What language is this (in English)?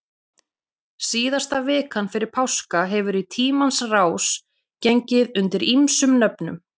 Icelandic